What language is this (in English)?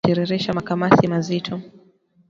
Swahili